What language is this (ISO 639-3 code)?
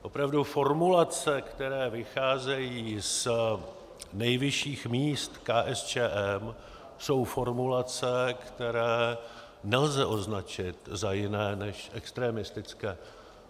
ces